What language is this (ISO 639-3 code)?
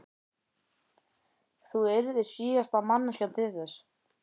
isl